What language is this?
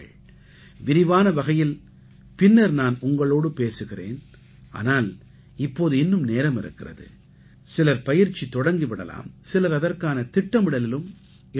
Tamil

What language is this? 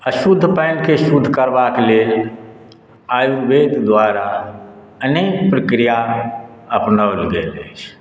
Maithili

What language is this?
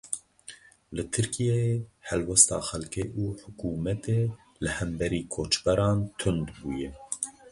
Kurdish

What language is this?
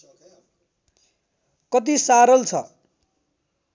Nepali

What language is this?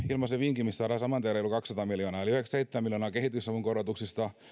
Finnish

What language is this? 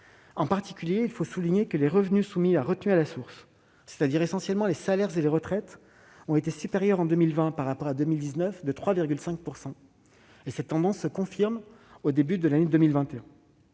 French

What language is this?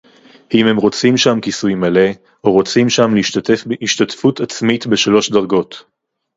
Hebrew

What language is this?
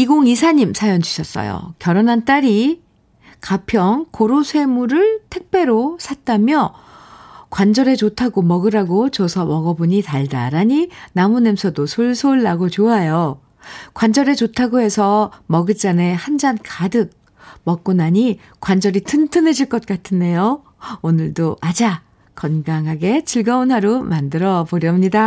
Korean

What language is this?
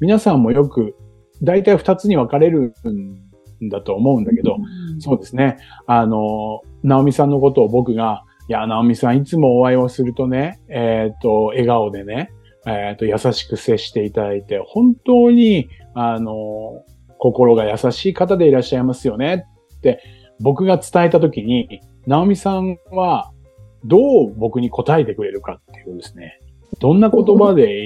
Japanese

